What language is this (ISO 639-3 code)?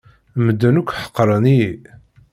kab